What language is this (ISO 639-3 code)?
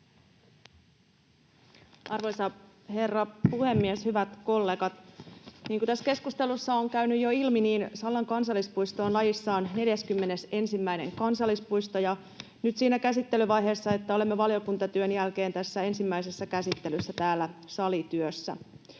fin